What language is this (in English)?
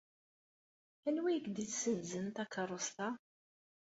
Kabyle